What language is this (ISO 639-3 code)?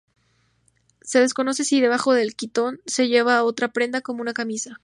spa